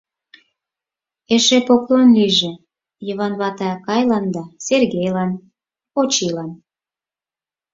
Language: Mari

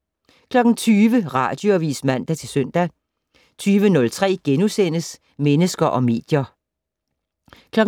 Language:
Danish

